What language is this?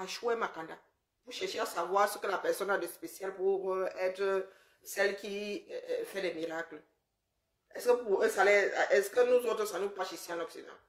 French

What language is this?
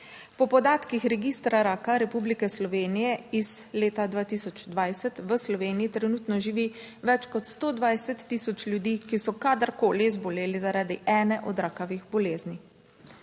Slovenian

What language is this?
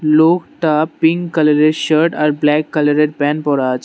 Bangla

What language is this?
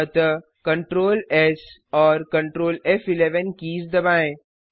Hindi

